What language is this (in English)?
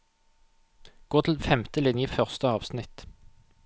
Norwegian